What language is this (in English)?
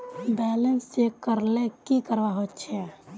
Magahi